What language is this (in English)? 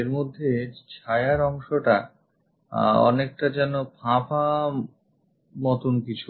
Bangla